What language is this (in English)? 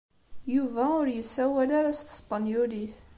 Kabyle